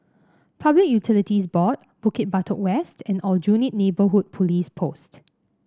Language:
English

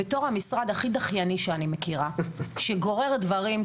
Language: Hebrew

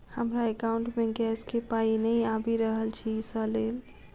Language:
Maithili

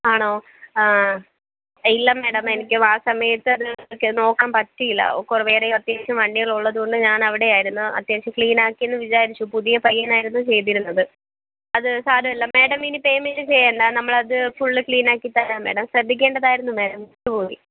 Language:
Malayalam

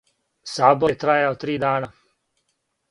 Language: Serbian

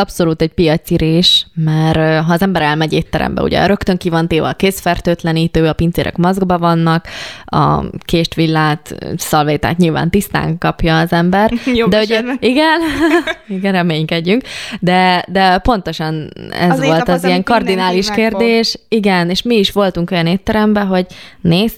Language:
Hungarian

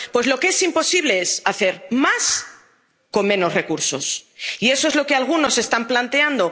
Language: Spanish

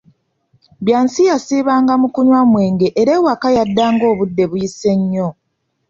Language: Ganda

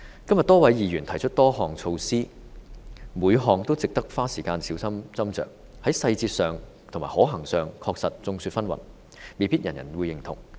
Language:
Cantonese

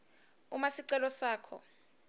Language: Swati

